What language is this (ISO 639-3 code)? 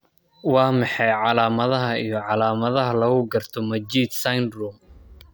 som